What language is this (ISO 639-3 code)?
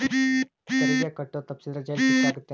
kan